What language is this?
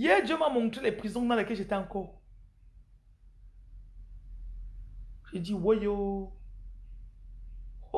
French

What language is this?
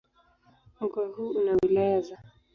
Swahili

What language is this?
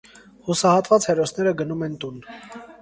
Armenian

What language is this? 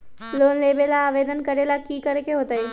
Magahi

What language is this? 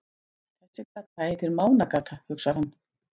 Icelandic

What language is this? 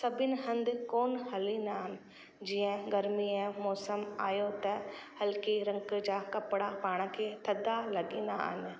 Sindhi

